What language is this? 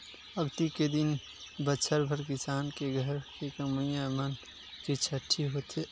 Chhattisgarhi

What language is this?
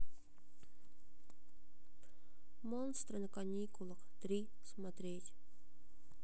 Russian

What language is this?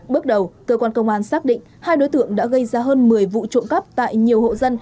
Vietnamese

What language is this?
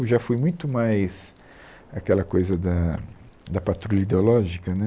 Portuguese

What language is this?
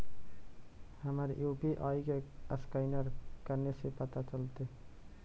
Magahi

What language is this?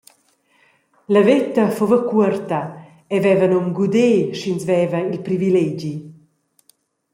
Romansh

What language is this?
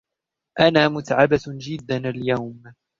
Arabic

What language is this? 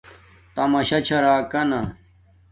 Domaaki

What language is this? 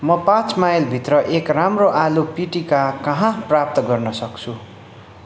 Nepali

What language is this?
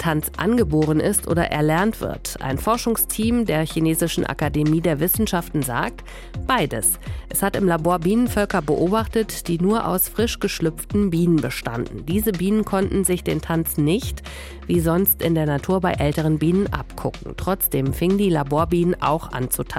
German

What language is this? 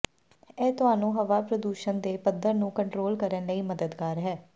Punjabi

